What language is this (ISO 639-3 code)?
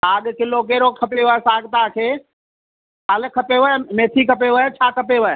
snd